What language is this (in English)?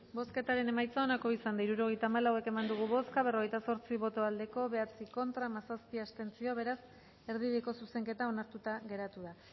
Basque